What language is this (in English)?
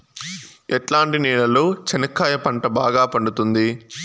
Telugu